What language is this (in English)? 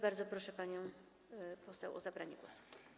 Polish